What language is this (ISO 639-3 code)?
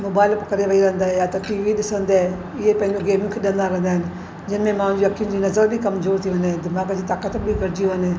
snd